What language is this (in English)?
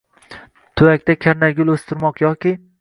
Uzbek